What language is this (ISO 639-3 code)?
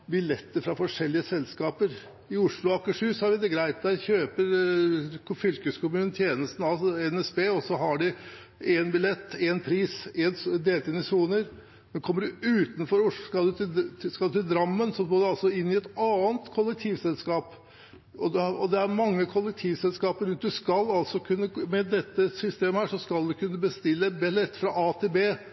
nob